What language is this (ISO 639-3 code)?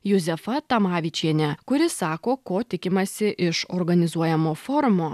lit